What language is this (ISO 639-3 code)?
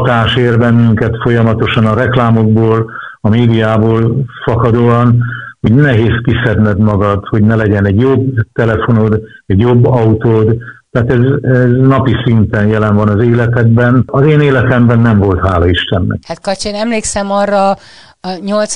hun